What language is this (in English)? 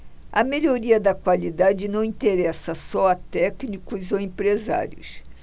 Portuguese